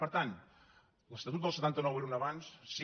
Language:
Catalan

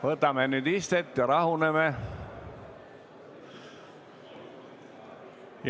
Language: Estonian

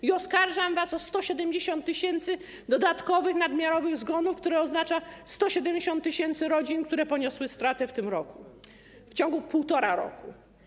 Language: Polish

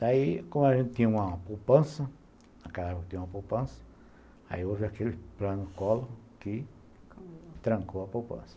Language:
Portuguese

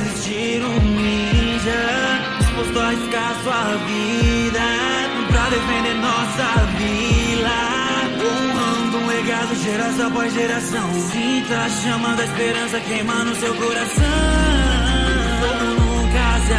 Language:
Portuguese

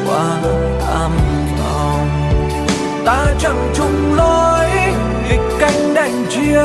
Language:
Vietnamese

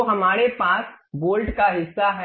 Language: Hindi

